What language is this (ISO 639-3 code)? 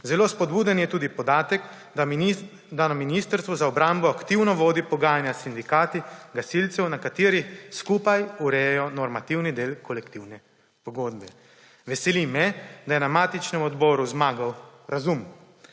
slv